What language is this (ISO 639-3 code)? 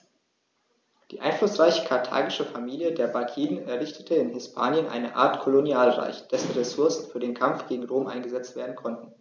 deu